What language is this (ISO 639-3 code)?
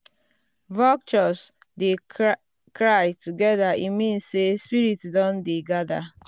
pcm